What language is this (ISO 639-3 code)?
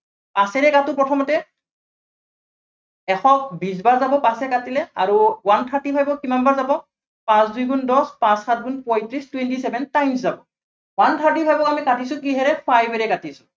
asm